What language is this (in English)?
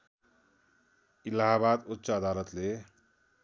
Nepali